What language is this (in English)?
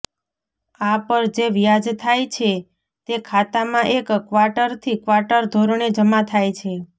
Gujarati